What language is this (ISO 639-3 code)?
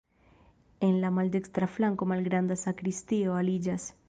epo